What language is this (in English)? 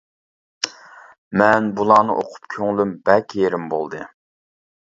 Uyghur